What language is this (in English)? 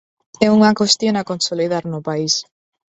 Galician